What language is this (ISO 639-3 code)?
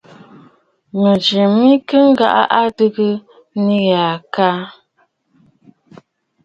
bfd